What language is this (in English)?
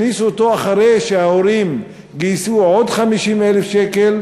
Hebrew